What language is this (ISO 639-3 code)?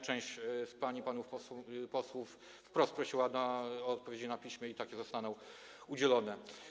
pol